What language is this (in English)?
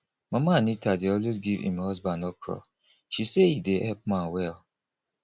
Nigerian Pidgin